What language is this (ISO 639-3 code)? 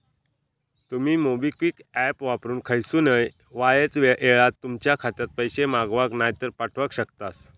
mar